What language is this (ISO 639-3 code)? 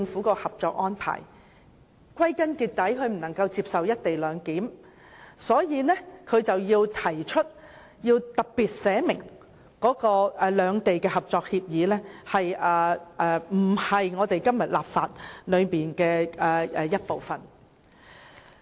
yue